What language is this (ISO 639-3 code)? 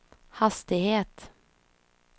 swe